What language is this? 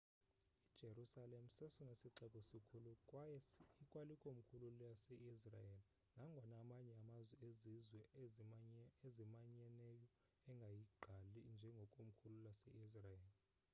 Xhosa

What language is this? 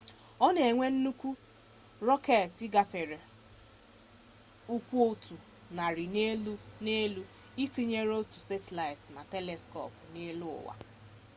Igbo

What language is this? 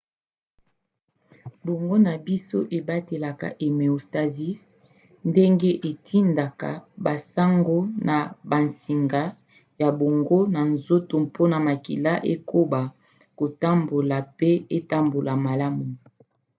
Lingala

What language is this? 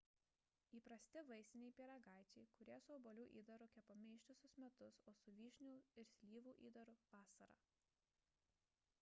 Lithuanian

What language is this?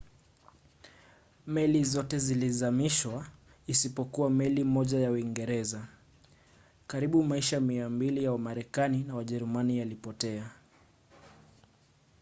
Swahili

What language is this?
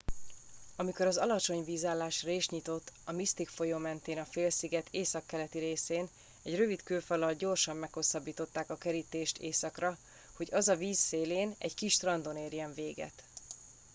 Hungarian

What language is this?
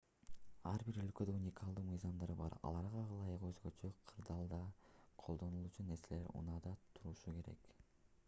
Kyrgyz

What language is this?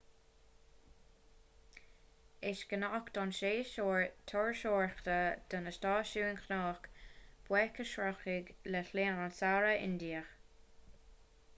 Irish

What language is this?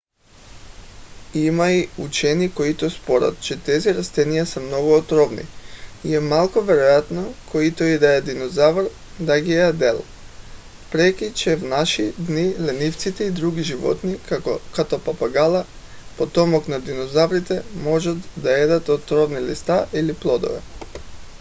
Bulgarian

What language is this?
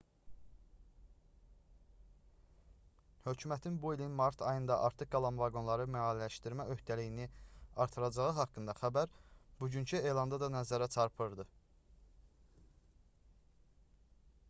Azerbaijani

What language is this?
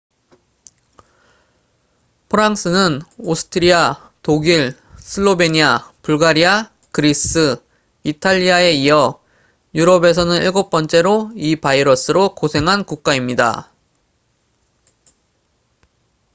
Korean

